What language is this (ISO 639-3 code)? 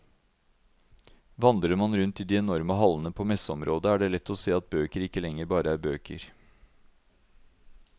nor